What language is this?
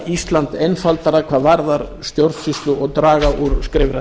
Icelandic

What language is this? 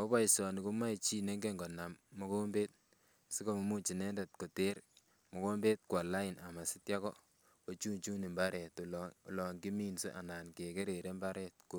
Kalenjin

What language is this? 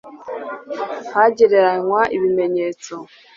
Kinyarwanda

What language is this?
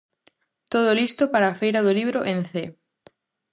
Galician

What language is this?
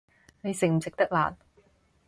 Cantonese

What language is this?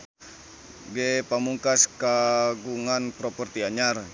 Sundanese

